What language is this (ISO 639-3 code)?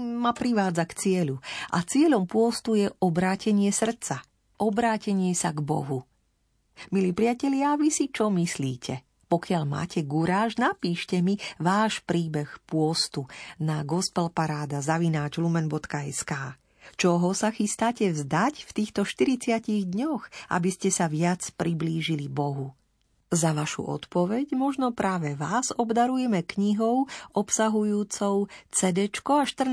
slk